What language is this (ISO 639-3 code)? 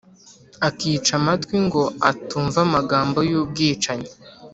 kin